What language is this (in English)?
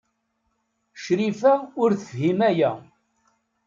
Kabyle